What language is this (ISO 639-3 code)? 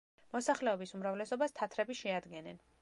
kat